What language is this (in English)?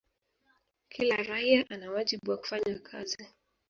Swahili